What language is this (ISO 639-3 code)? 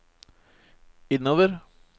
nor